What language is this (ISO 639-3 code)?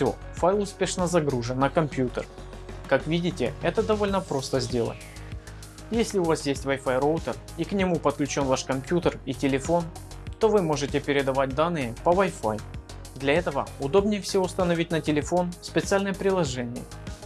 rus